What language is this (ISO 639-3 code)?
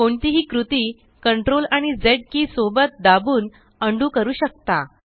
mar